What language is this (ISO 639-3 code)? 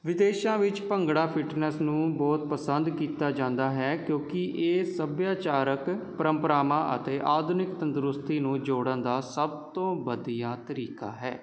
pan